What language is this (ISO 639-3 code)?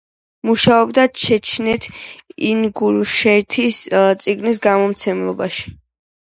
kat